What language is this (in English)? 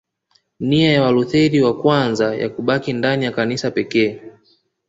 Swahili